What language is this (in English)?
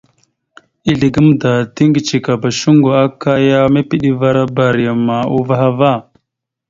Mada (Cameroon)